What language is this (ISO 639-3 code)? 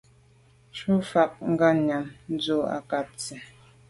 byv